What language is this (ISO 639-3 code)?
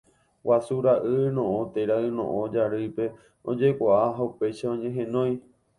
grn